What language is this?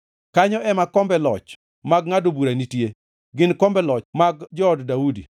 Luo (Kenya and Tanzania)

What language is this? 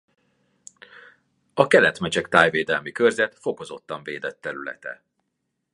Hungarian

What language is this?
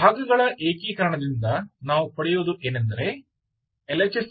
Kannada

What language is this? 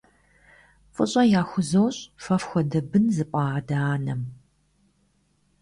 Kabardian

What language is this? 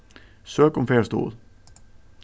Faroese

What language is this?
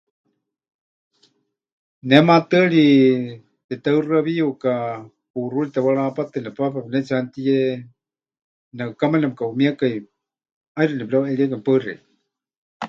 Huichol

